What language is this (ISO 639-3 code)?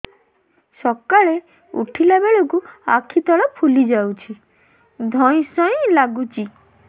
ori